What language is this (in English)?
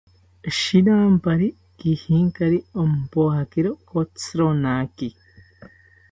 South Ucayali Ashéninka